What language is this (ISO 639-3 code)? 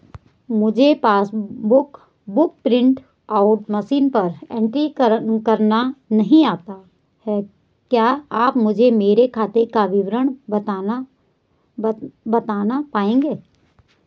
hin